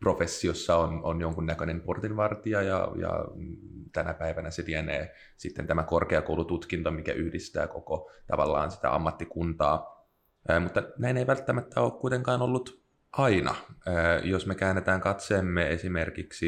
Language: Finnish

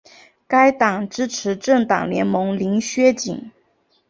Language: Chinese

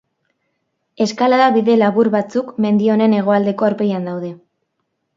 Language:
Basque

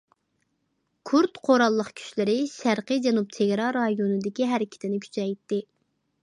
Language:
Uyghur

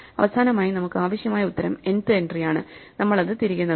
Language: Malayalam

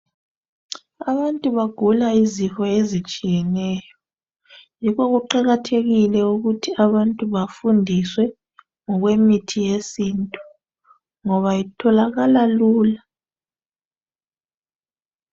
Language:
North Ndebele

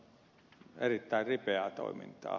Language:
Finnish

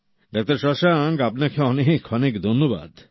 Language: Bangla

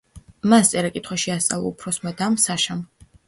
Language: Georgian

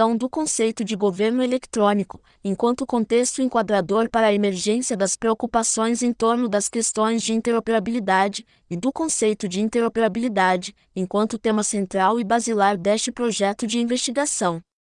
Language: Portuguese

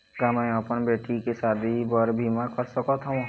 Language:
Chhattisgarhi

